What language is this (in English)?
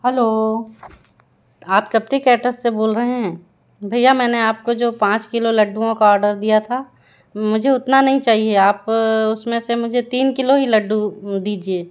Hindi